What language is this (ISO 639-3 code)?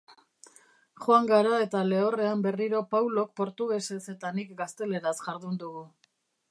eus